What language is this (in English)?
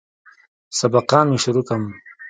Pashto